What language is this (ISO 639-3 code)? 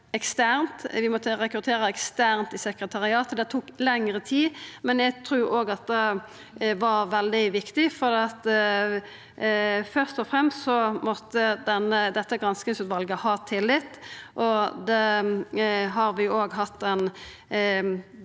nor